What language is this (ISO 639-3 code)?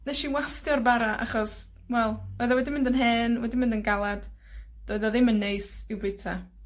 cym